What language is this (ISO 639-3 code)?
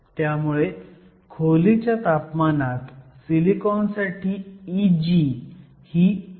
mar